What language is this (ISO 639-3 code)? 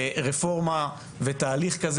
heb